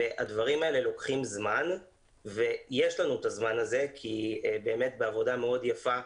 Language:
Hebrew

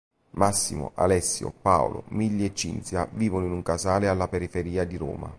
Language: Italian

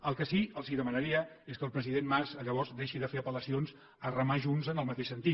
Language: Catalan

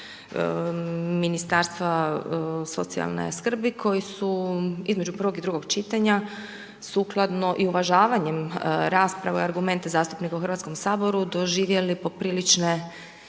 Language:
Croatian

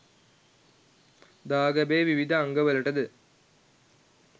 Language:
Sinhala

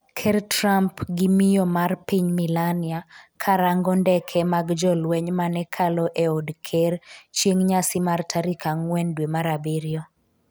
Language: Luo (Kenya and Tanzania)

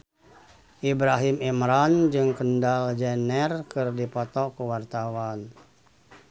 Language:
Sundanese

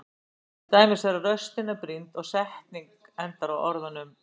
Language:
Icelandic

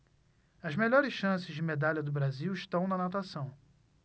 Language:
Portuguese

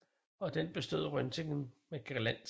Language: Danish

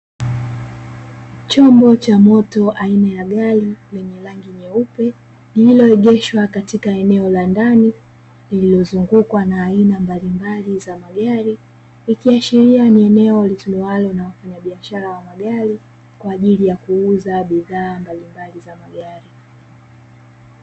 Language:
Swahili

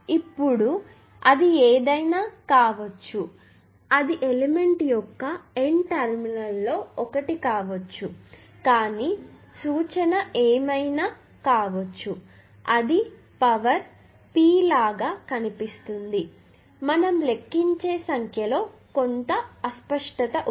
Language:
Telugu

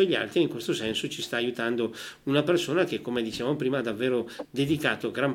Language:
Italian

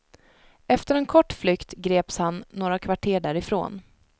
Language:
Swedish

